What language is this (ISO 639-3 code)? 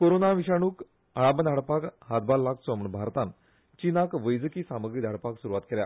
kok